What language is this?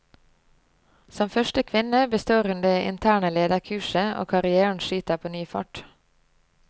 Norwegian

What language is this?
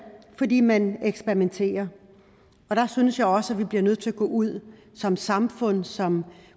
Danish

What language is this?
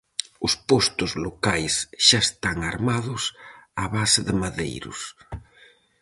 Galician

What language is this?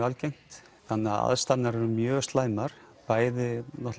Icelandic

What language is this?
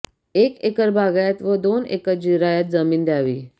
Marathi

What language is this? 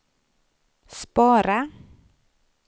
Swedish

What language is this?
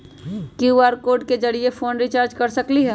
Magahi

